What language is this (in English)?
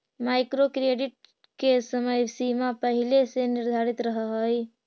Magahi